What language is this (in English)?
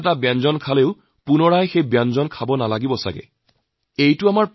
Assamese